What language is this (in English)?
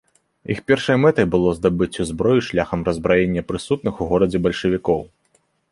Belarusian